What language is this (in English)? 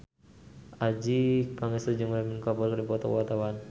Sundanese